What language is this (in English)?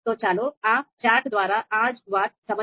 Gujarati